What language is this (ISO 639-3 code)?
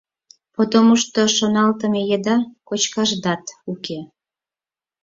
chm